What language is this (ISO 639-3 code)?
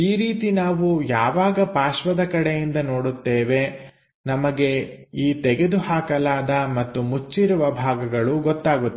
kan